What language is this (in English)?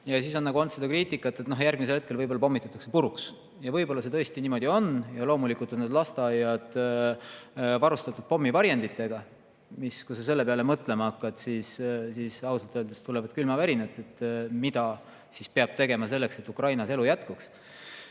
Estonian